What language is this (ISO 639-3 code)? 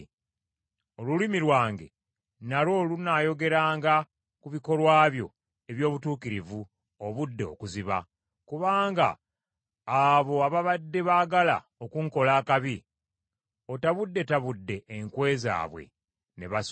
lug